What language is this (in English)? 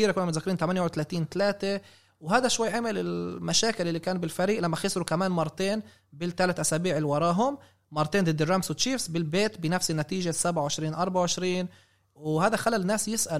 Arabic